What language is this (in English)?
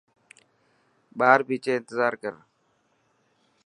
Dhatki